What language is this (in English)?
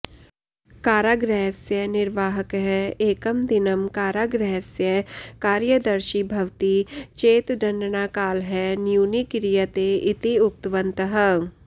Sanskrit